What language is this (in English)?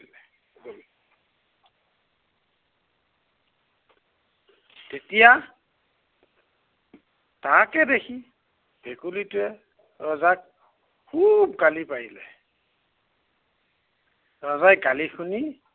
Assamese